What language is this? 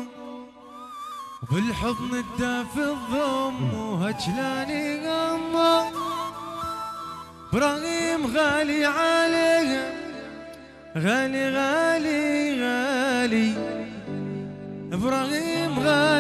Arabic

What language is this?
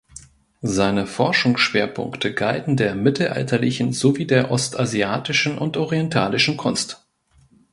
German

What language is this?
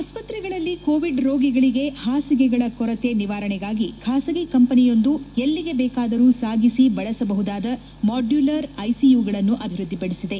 Kannada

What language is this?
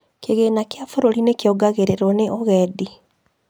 Kikuyu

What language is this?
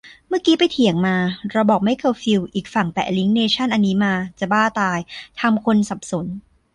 Thai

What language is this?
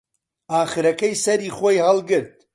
Central Kurdish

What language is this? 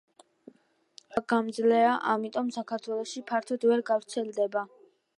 Georgian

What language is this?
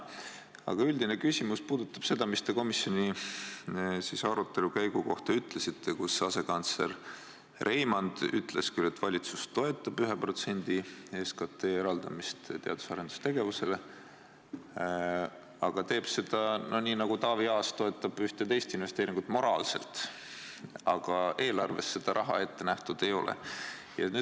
Estonian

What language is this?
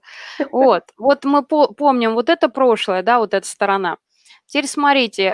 Russian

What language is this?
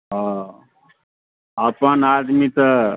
Maithili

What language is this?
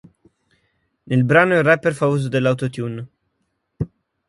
Italian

